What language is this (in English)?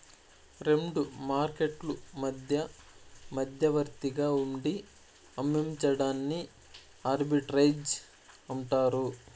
Telugu